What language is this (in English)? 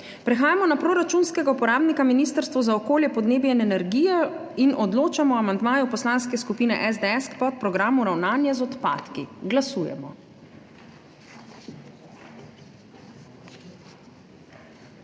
Slovenian